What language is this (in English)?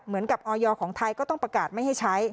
Thai